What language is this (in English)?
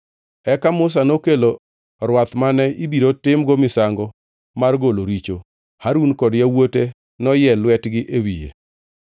Luo (Kenya and Tanzania)